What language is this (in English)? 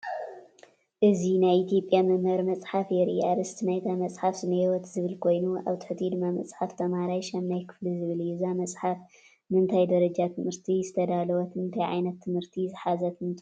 Tigrinya